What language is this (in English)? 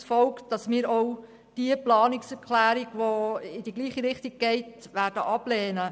Swiss German